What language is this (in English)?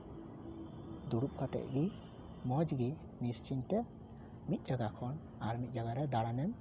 Santali